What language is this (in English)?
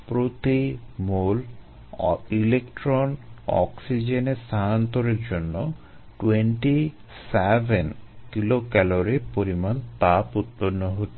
Bangla